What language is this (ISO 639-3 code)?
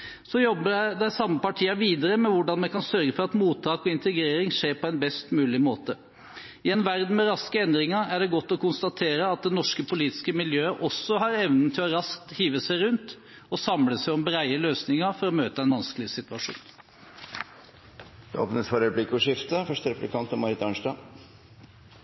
nob